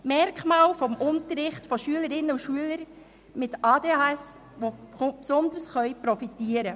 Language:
Swiss German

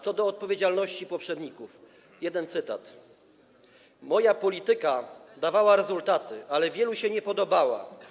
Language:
Polish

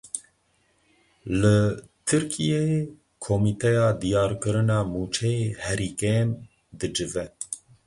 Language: Kurdish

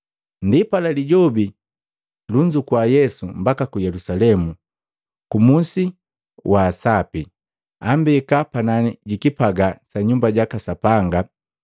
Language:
Matengo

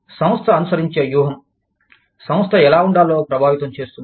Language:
Telugu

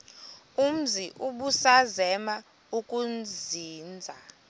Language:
Xhosa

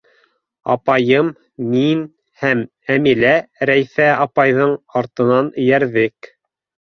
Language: Bashkir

